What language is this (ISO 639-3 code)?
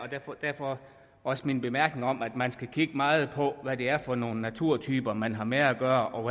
dan